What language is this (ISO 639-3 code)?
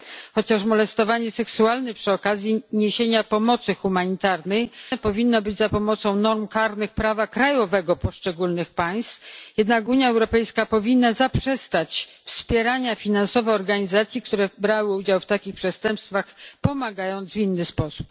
pol